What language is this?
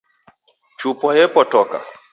Taita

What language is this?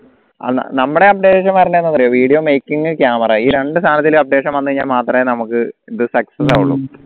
Malayalam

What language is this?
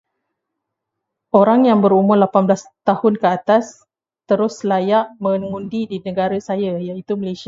Malay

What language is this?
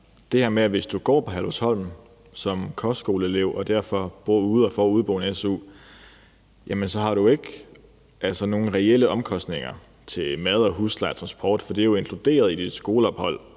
Danish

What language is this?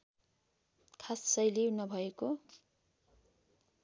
Nepali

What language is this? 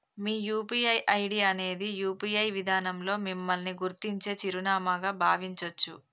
Telugu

